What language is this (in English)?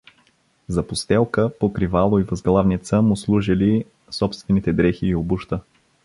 Bulgarian